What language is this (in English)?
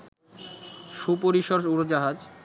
Bangla